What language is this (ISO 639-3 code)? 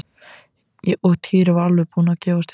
isl